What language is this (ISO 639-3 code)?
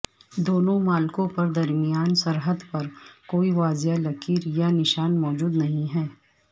urd